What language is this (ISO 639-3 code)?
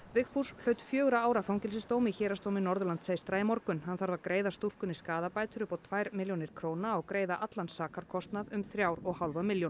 isl